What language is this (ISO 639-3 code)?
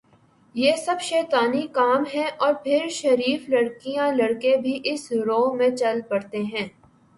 urd